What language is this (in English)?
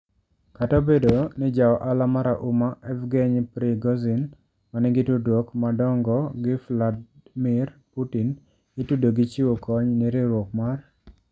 Luo (Kenya and Tanzania)